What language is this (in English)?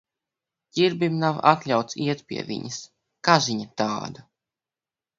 Latvian